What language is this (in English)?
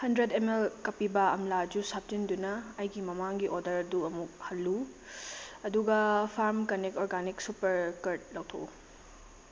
Manipuri